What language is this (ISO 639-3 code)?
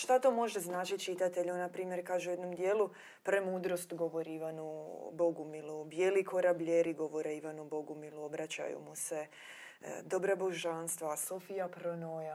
hrv